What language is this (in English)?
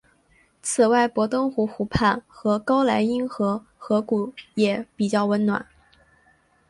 Chinese